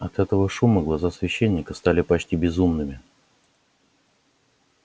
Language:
Russian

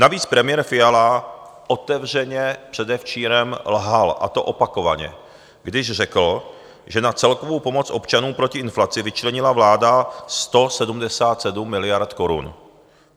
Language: Czech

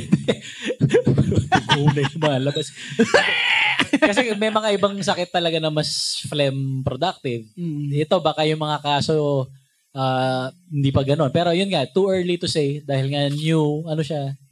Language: Filipino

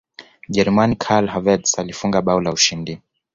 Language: Swahili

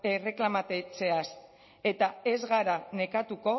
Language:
Basque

